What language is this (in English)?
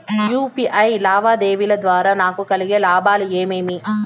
Telugu